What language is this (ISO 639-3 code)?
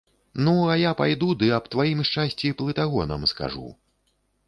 bel